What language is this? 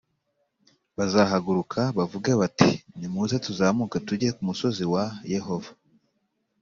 Kinyarwanda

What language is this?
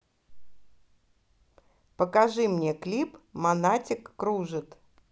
Russian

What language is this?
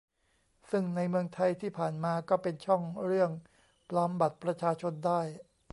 Thai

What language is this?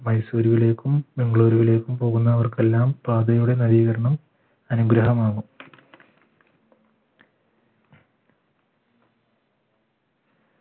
Malayalam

